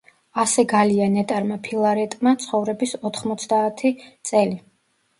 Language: Georgian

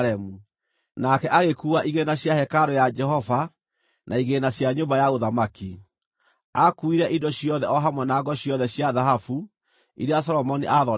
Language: Kikuyu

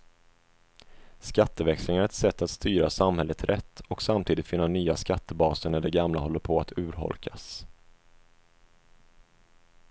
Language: Swedish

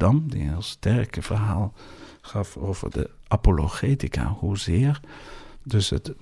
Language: Dutch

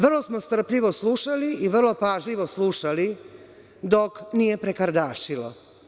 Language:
Serbian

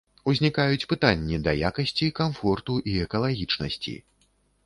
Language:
Belarusian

